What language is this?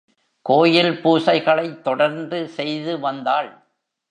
Tamil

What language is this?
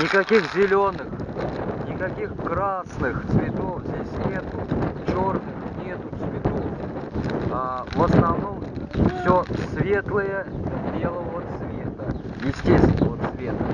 Russian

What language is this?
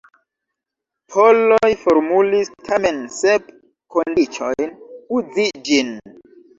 Esperanto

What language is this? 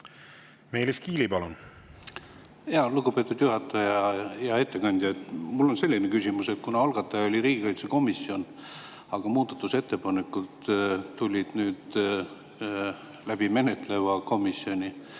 Estonian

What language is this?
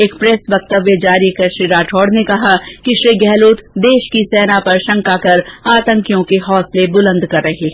Hindi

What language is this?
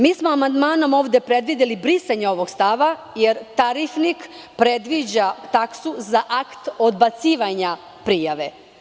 Serbian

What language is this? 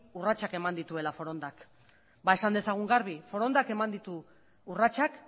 Basque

